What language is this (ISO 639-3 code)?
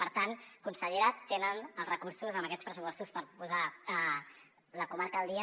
cat